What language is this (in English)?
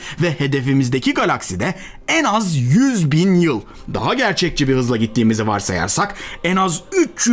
Turkish